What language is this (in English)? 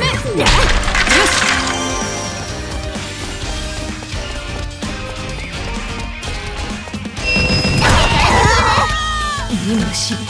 Japanese